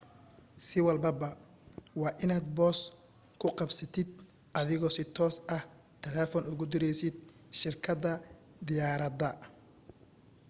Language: Somali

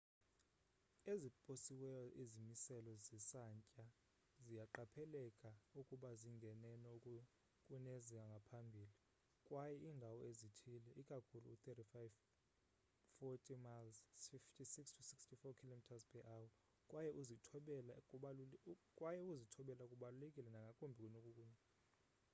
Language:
Xhosa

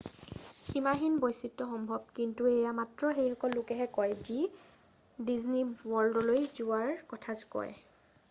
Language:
Assamese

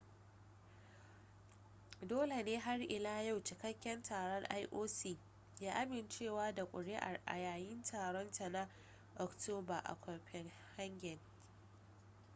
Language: Hausa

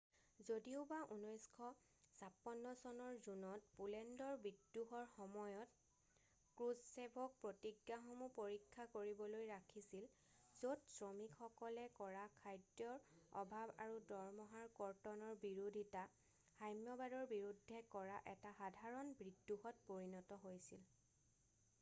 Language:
Assamese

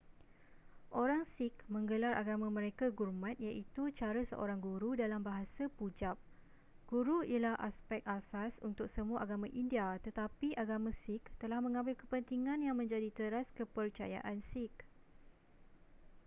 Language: Malay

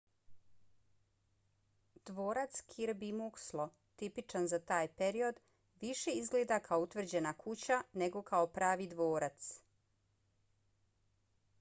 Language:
Bosnian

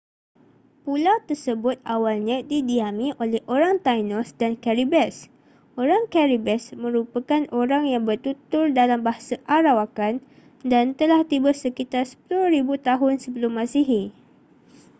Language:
Malay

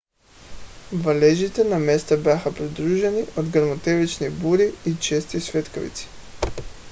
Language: Bulgarian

